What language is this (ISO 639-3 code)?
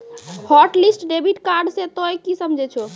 mai